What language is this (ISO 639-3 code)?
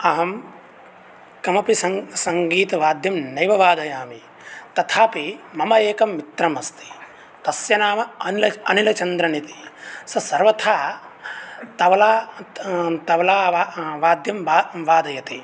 san